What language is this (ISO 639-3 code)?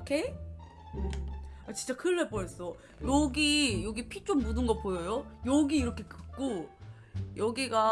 kor